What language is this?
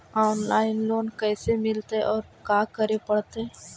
Magahi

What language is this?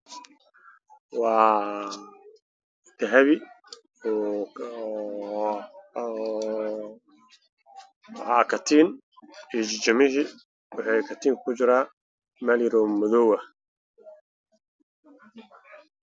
Somali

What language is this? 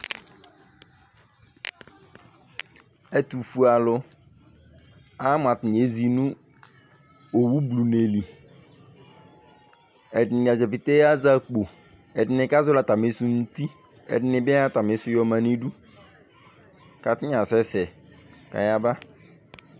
Ikposo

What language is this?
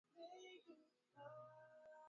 Swahili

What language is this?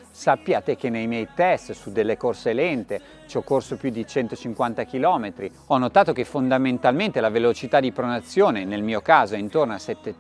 Italian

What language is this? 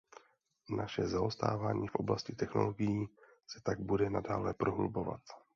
Czech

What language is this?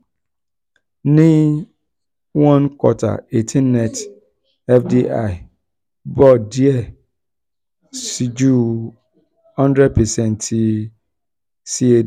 Yoruba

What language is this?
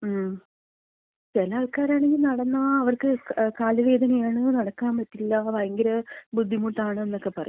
Malayalam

